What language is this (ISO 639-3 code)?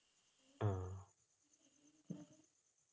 mal